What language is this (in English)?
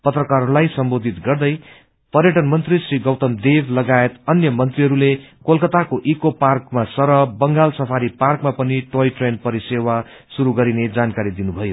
Nepali